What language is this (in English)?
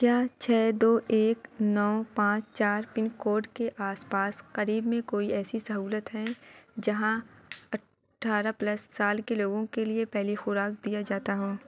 Urdu